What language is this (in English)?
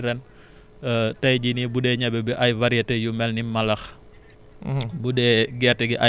Wolof